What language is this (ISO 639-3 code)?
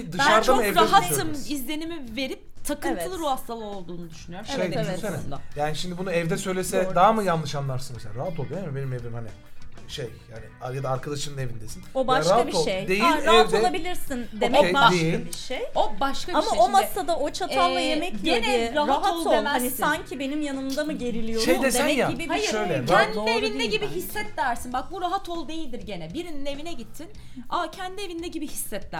tur